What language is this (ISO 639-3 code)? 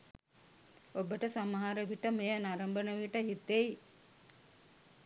sin